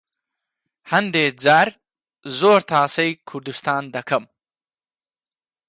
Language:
Central Kurdish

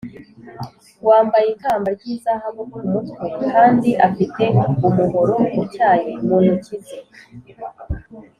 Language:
Kinyarwanda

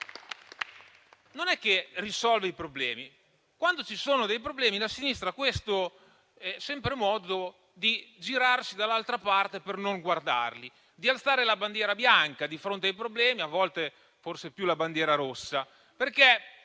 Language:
Italian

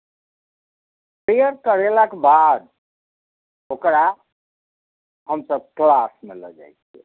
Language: Maithili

